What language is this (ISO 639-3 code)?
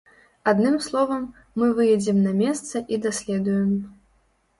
bel